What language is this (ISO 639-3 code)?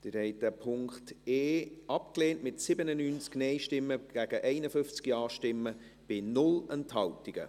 gsw